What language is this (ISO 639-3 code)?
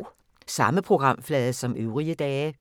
dan